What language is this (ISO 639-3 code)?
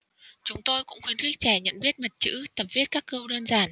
vie